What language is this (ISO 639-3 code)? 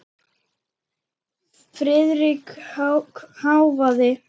isl